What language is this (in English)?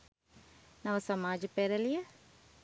Sinhala